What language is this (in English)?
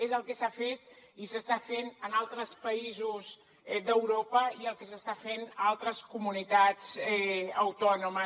Catalan